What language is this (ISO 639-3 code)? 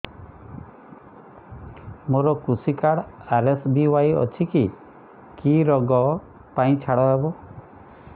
ori